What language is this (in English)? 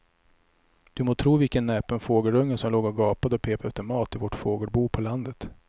Swedish